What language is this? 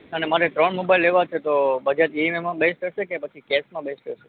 Gujarati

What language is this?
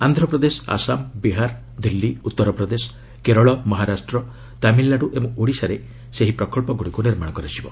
Odia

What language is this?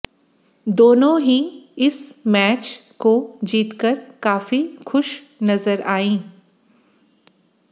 Hindi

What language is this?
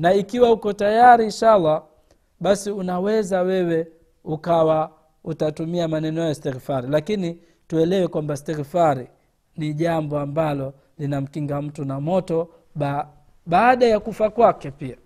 Swahili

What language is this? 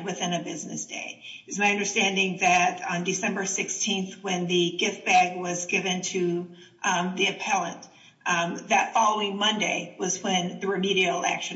English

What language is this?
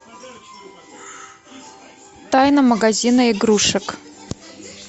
Russian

